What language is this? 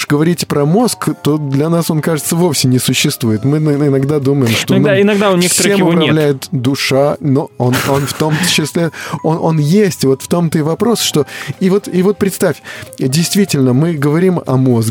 Russian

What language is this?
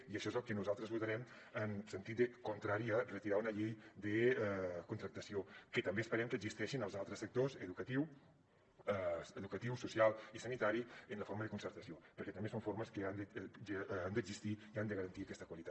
Catalan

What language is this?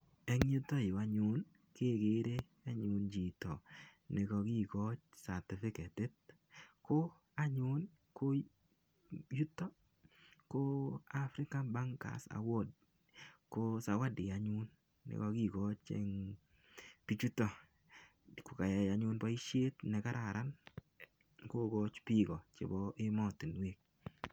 Kalenjin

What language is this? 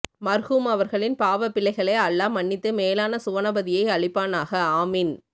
Tamil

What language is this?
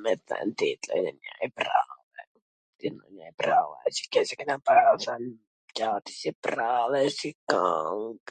Gheg Albanian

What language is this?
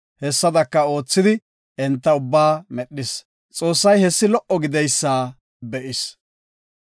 Gofa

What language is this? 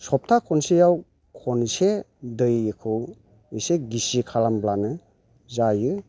Bodo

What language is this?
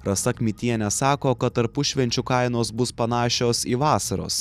Lithuanian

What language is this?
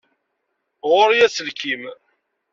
Kabyle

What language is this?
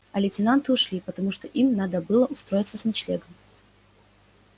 Russian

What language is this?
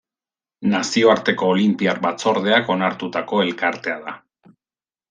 Basque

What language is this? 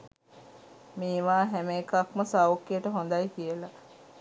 Sinhala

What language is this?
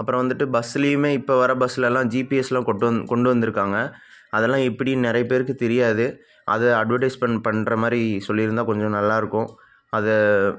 Tamil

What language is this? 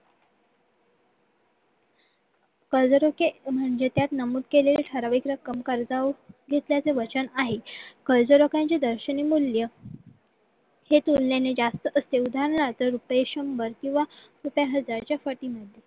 Marathi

